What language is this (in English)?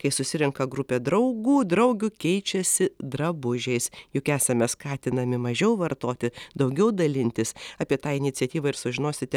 Lithuanian